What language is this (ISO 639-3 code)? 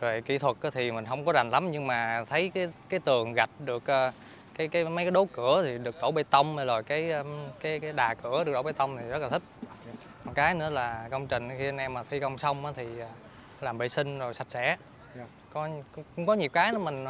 vie